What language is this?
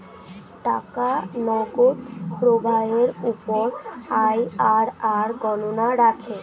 Bangla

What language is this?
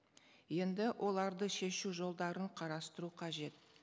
Kazakh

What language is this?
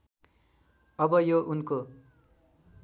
Nepali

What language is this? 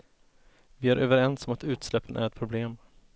Swedish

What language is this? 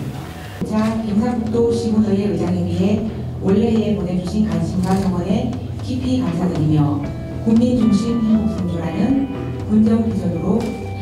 Korean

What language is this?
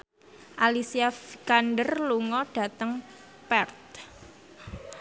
Javanese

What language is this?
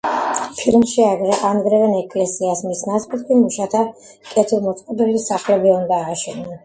Georgian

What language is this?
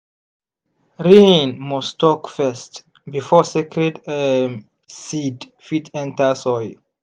Nigerian Pidgin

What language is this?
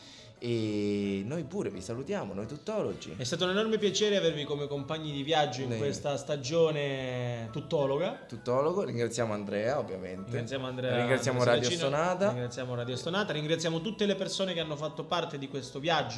Italian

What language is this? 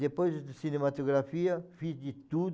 Portuguese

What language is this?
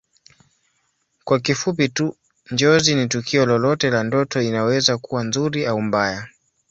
Swahili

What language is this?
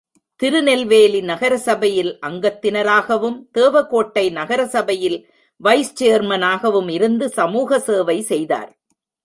Tamil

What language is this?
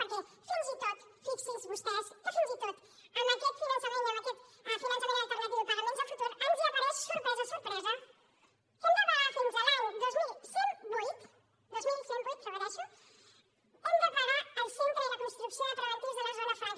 Catalan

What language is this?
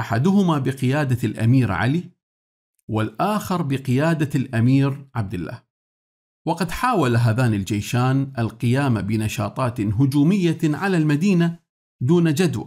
Arabic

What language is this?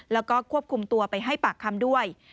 Thai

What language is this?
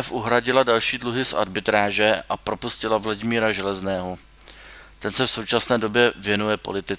Czech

